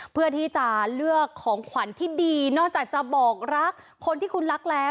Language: Thai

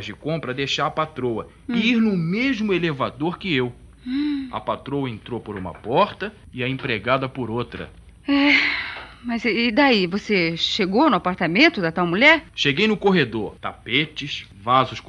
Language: Portuguese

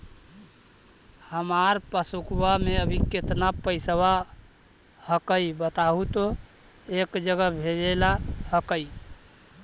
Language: Magahi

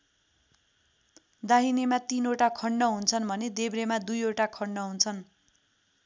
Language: Nepali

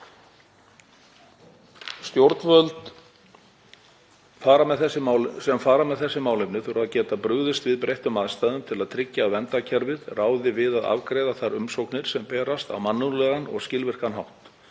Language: Icelandic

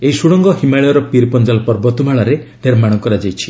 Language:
Odia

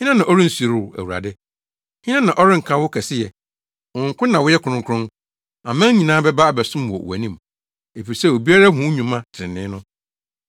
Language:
Akan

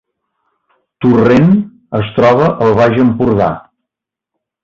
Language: Catalan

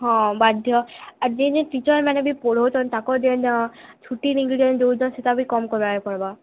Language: Odia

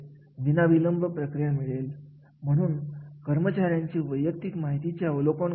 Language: Marathi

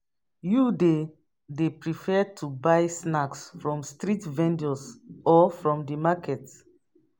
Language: Nigerian Pidgin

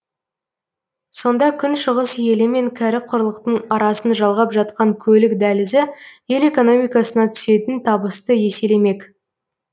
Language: Kazakh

